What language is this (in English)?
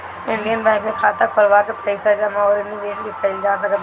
Bhojpuri